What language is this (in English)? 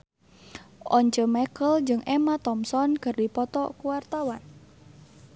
Sundanese